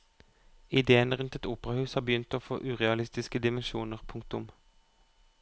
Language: Norwegian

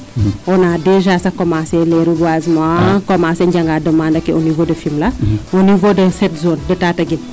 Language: Serer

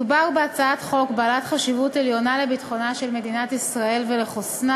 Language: Hebrew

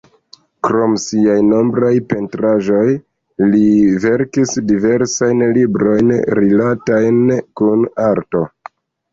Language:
Esperanto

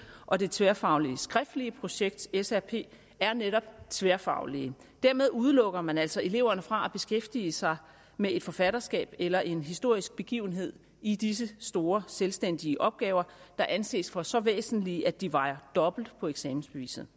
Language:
Danish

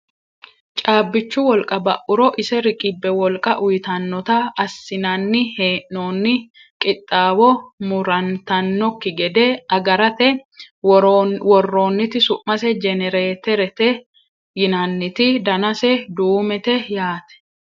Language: Sidamo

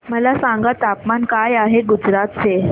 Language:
Marathi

